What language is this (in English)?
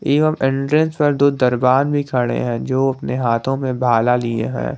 Hindi